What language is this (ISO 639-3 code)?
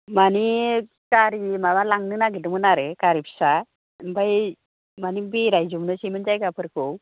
brx